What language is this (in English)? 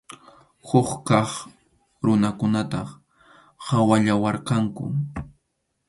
Arequipa-La Unión Quechua